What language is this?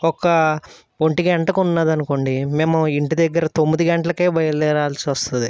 Telugu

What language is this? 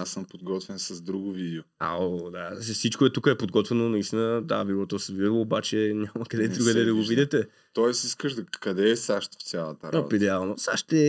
Bulgarian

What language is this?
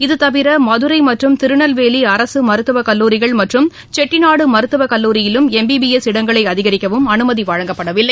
Tamil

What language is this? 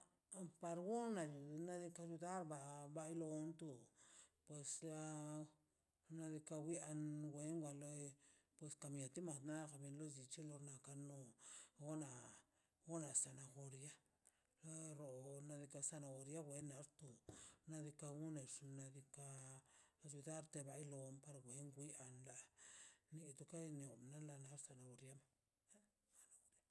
Mazaltepec Zapotec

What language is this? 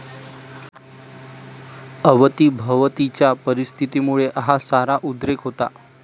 Marathi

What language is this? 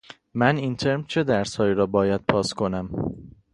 Persian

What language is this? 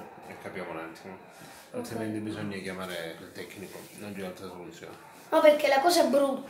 Italian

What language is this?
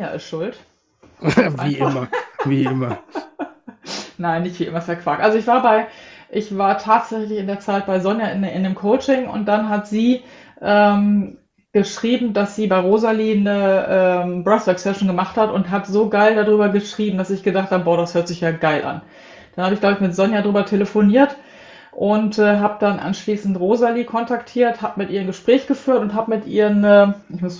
German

